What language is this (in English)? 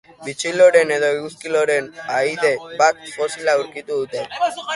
Basque